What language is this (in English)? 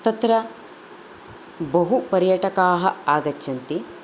Sanskrit